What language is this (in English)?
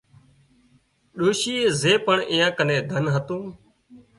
Wadiyara Koli